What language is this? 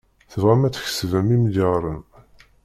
Kabyle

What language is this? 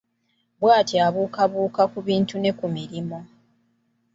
Ganda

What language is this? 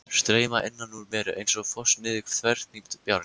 Icelandic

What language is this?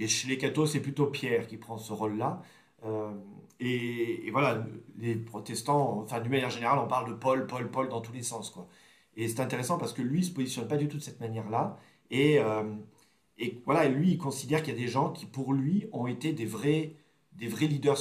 French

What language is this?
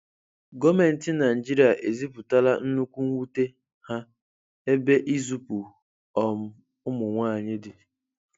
Igbo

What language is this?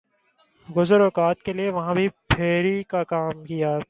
Urdu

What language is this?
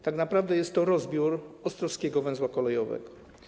Polish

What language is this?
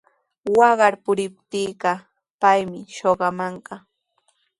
Sihuas Ancash Quechua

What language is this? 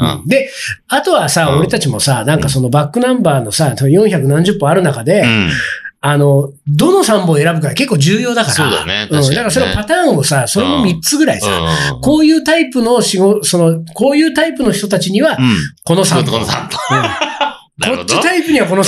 Japanese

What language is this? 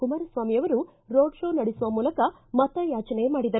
Kannada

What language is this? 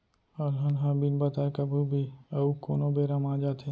Chhattisgarhi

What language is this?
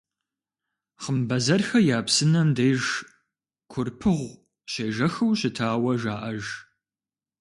Kabardian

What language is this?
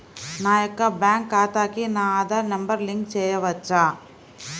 Telugu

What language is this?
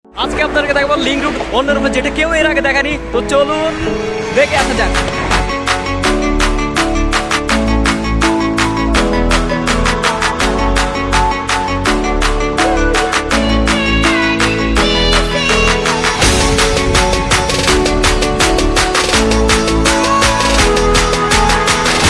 Indonesian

